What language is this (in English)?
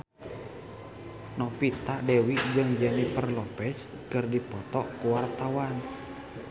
Sundanese